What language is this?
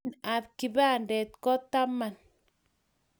Kalenjin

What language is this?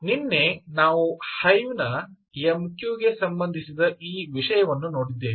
Kannada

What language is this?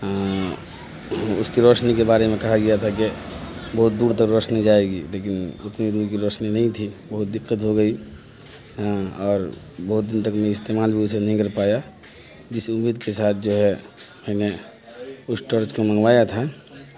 Urdu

